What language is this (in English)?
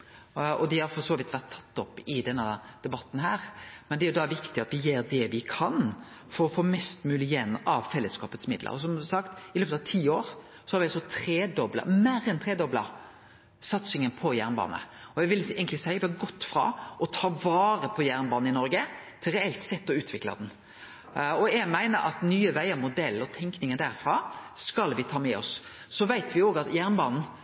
Norwegian Nynorsk